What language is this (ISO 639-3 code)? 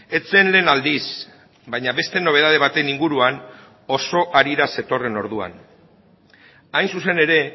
eus